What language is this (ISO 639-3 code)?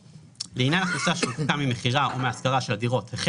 heb